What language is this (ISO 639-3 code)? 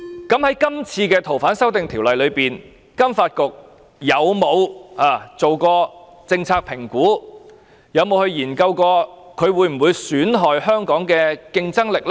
yue